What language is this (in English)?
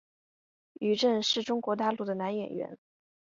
Chinese